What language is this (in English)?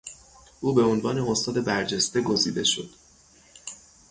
Persian